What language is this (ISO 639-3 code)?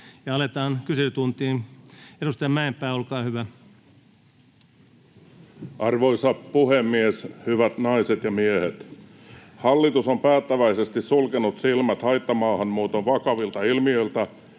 fin